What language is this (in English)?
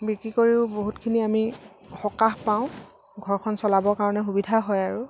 Assamese